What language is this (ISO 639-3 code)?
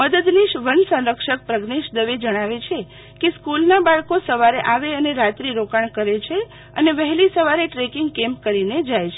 guj